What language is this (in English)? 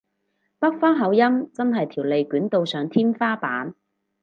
Cantonese